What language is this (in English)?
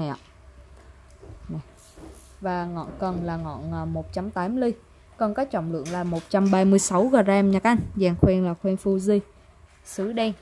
Vietnamese